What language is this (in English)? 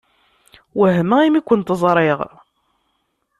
Kabyle